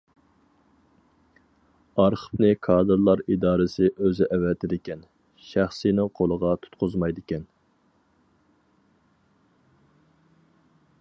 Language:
Uyghur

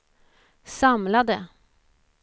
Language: Swedish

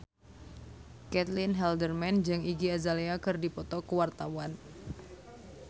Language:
Sundanese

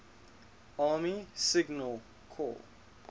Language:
English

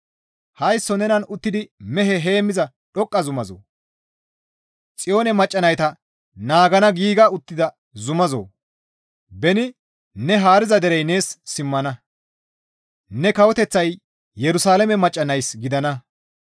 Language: Gamo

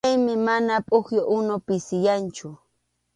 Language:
Arequipa-La Unión Quechua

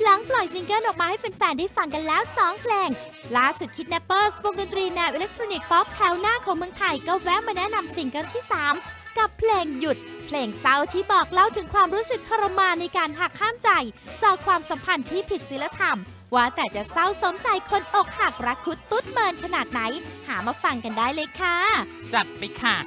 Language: Thai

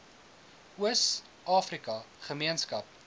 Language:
Afrikaans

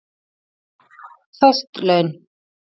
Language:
Icelandic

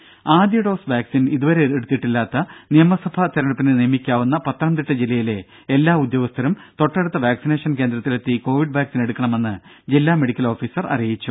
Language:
Malayalam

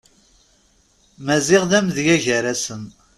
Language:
Kabyle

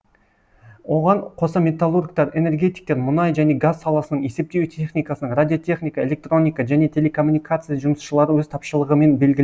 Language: Kazakh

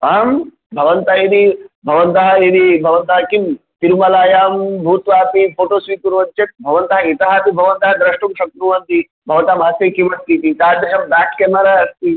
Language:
Sanskrit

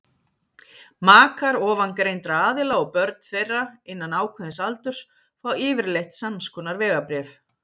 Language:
Icelandic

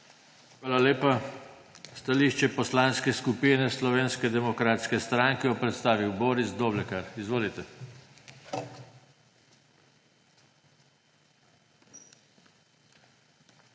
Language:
Slovenian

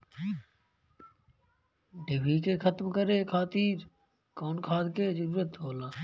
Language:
Bhojpuri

